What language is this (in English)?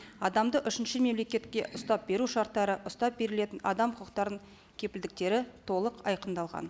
Kazakh